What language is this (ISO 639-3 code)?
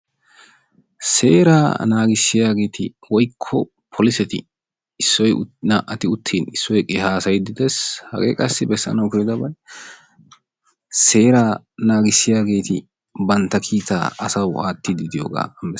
wal